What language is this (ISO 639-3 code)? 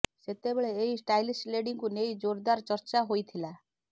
ori